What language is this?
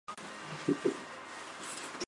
Chinese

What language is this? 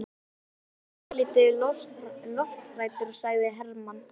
Icelandic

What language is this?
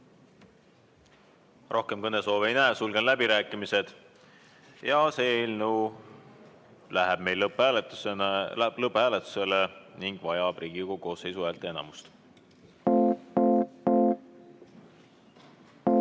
Estonian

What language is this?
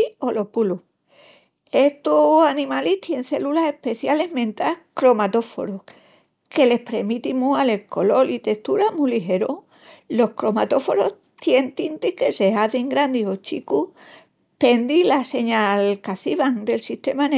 Extremaduran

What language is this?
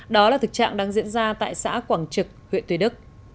Vietnamese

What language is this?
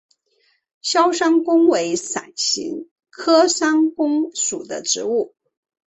Chinese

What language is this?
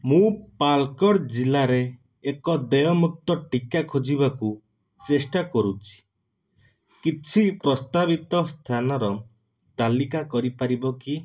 Odia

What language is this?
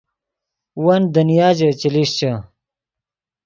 Yidgha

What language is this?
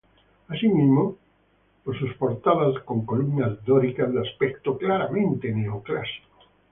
Spanish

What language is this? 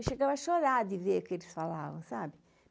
Portuguese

